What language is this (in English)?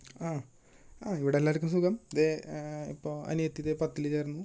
Malayalam